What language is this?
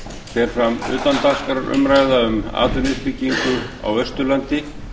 Icelandic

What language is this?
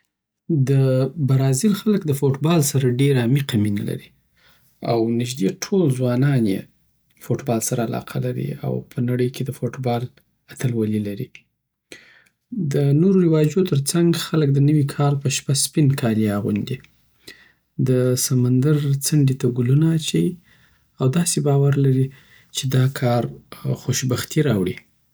Southern Pashto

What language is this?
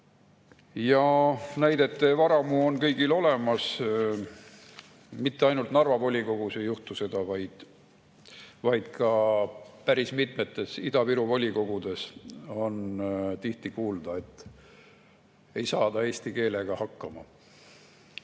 Estonian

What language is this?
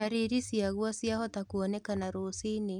Kikuyu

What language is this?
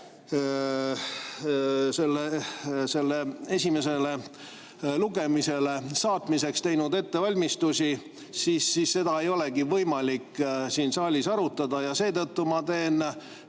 Estonian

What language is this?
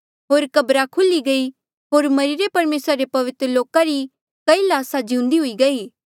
Mandeali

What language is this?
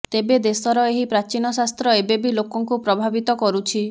Odia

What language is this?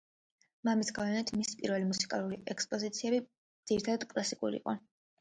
Georgian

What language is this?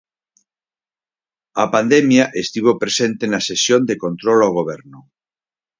Galician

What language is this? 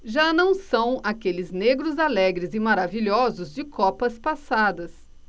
Portuguese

